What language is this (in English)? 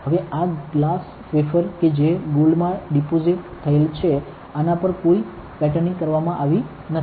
Gujarati